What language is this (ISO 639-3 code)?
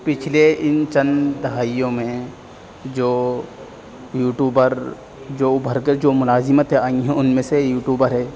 urd